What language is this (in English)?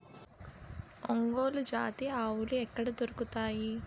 Telugu